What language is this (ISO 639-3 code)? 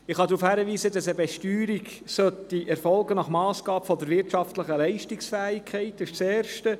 gsw